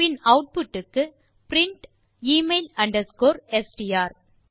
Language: Tamil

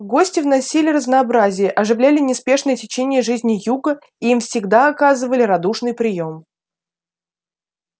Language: Russian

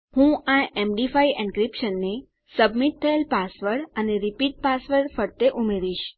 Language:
Gujarati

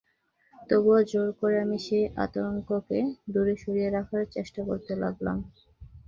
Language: Bangla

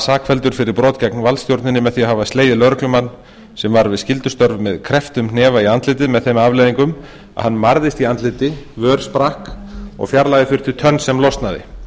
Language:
Icelandic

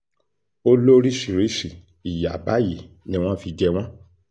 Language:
Yoruba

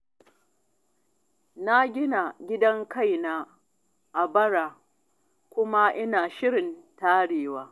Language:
Hausa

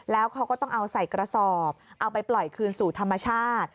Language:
Thai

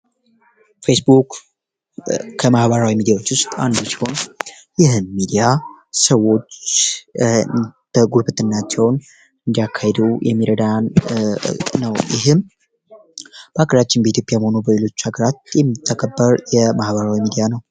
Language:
Amharic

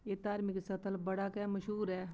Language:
Dogri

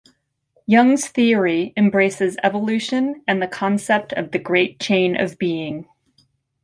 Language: English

